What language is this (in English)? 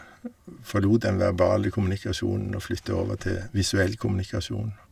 Norwegian